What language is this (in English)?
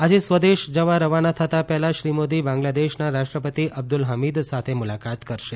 Gujarati